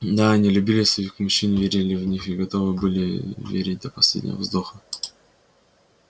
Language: Russian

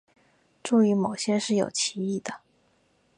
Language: Chinese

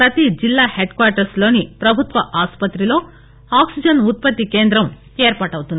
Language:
Telugu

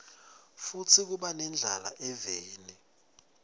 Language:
Swati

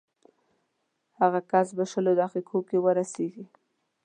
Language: Pashto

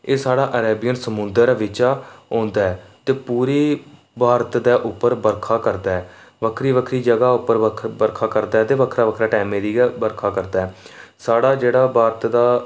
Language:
Dogri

